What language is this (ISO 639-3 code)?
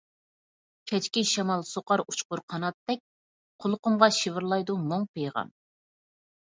uig